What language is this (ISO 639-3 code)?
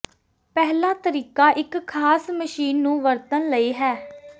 pan